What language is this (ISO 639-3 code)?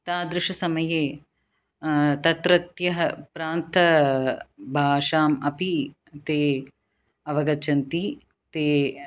san